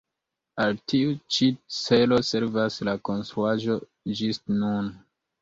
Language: Esperanto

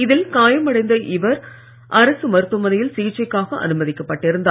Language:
Tamil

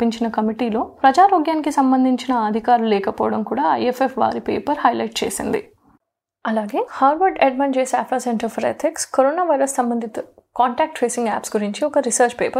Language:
Telugu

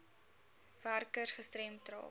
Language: Afrikaans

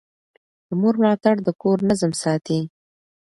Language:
Pashto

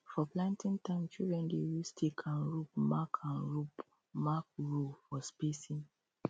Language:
Nigerian Pidgin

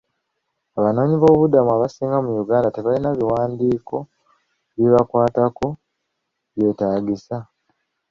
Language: Ganda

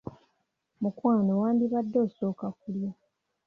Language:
Ganda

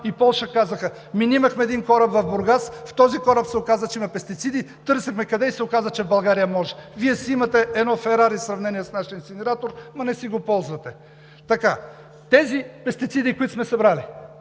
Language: Bulgarian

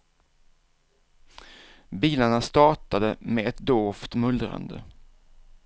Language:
Swedish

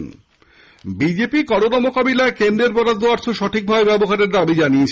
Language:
Bangla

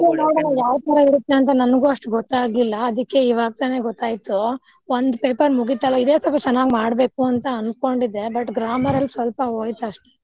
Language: Kannada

